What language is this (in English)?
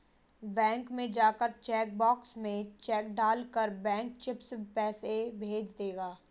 Hindi